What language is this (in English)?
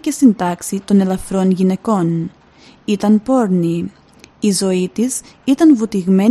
Greek